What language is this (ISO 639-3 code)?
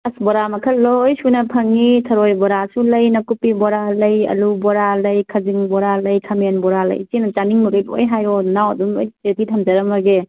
mni